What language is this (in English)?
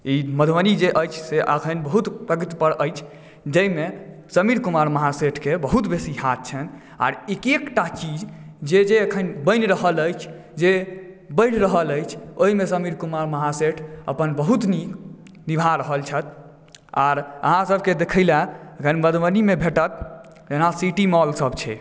Maithili